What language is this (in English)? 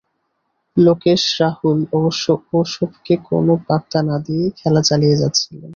Bangla